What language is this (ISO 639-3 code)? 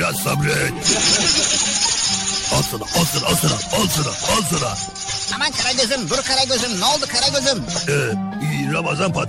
tur